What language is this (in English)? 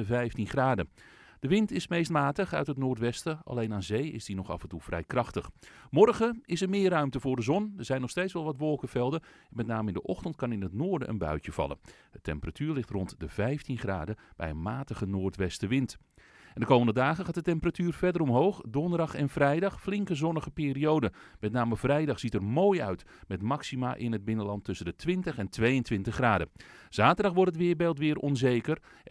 Dutch